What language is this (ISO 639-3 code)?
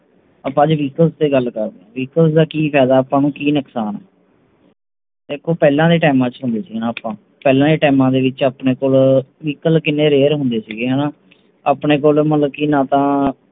pan